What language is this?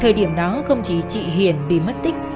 Vietnamese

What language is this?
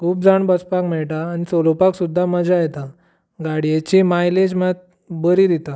Konkani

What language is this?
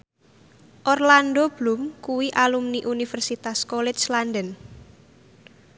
Javanese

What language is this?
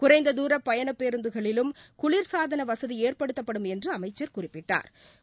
Tamil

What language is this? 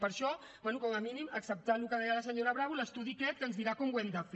Catalan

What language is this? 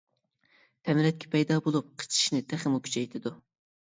Uyghur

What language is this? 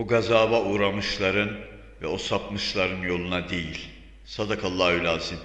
Turkish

